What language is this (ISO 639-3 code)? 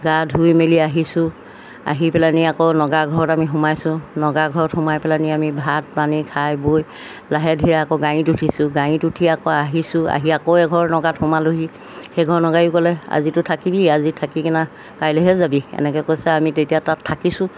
asm